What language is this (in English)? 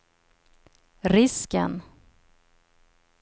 Swedish